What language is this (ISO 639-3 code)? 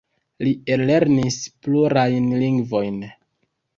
epo